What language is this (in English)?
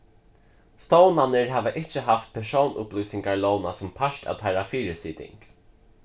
Faroese